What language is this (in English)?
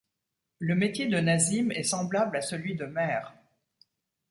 French